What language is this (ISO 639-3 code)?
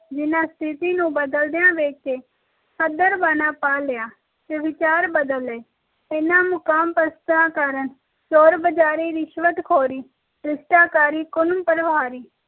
pan